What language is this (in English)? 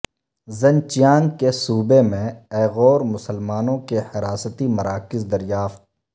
Urdu